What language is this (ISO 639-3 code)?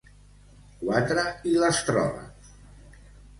cat